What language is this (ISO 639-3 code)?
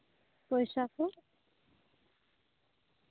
sat